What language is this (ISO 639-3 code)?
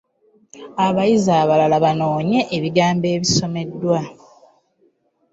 lug